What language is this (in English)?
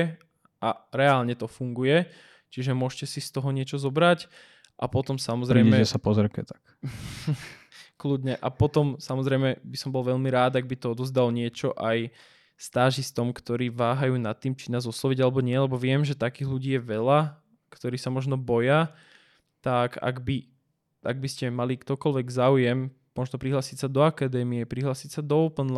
Slovak